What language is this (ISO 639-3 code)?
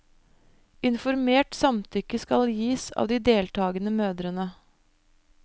nor